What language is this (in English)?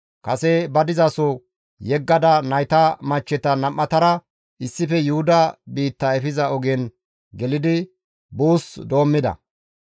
Gamo